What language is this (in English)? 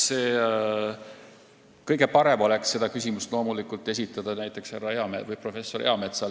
Estonian